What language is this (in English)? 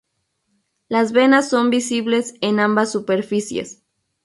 Spanish